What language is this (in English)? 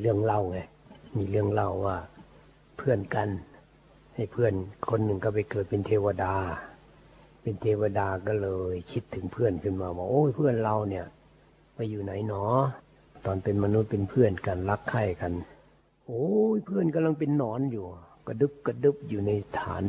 Thai